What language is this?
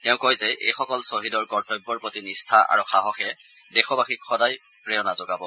Assamese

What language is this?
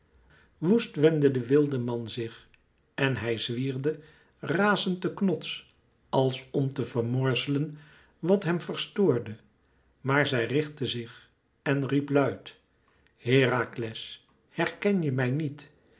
Dutch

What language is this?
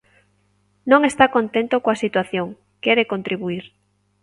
Galician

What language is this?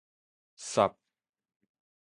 Min Nan Chinese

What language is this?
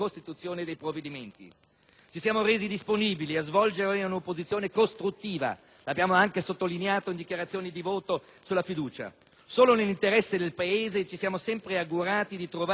Italian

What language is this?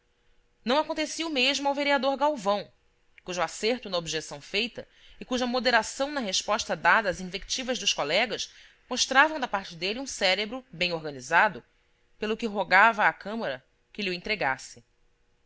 Portuguese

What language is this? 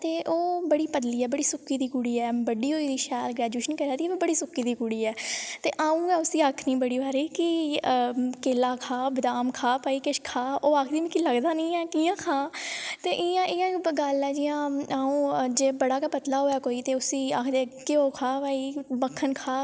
Dogri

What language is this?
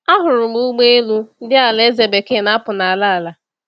Igbo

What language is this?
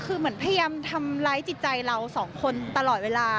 Thai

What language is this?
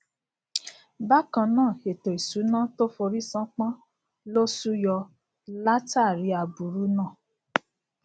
Yoruba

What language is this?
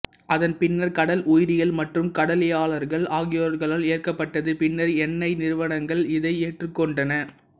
Tamil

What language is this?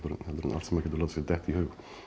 Icelandic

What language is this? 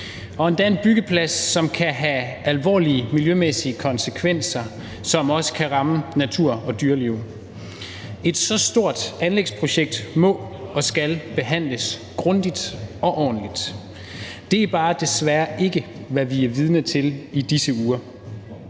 Danish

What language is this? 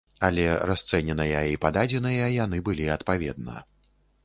Belarusian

